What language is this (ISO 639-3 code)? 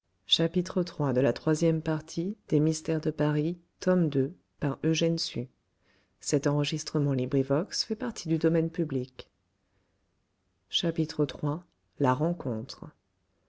fra